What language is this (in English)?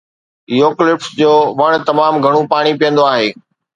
Sindhi